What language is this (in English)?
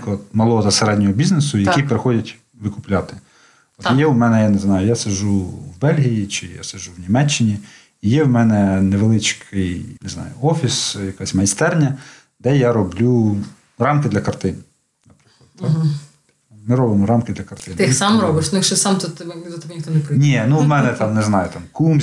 Ukrainian